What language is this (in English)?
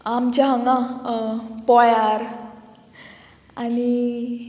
Konkani